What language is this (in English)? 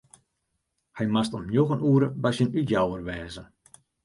Western Frisian